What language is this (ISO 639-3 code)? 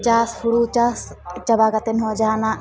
sat